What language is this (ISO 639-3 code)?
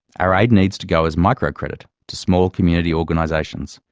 eng